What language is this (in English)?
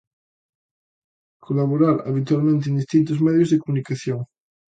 Galician